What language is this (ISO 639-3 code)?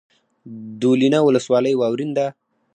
pus